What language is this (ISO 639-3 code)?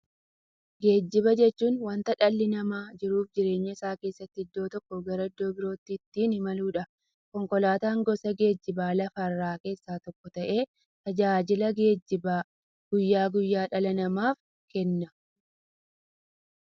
orm